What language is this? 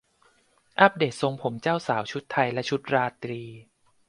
Thai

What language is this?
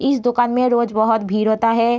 Hindi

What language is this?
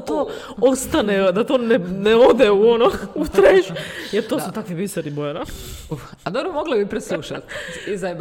Croatian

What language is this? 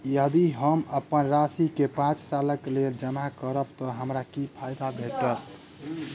Maithili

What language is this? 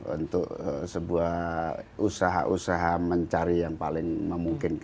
Indonesian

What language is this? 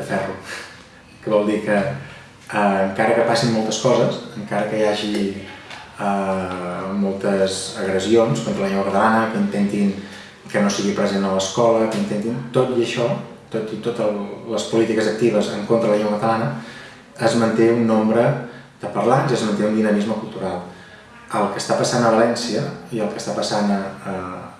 Basque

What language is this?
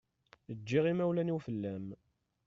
Kabyle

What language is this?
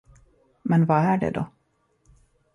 Swedish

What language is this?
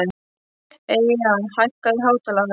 Icelandic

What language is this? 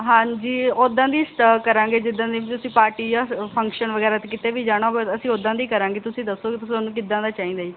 Punjabi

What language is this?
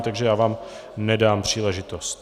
Czech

